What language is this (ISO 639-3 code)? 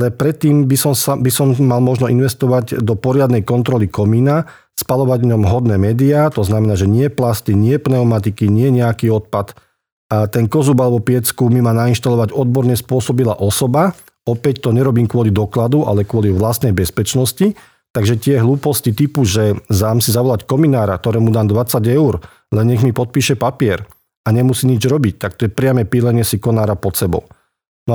slk